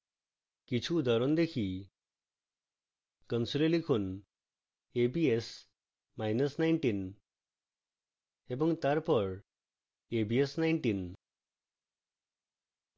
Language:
Bangla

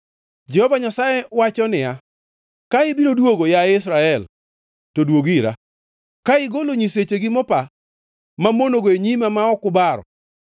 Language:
Luo (Kenya and Tanzania)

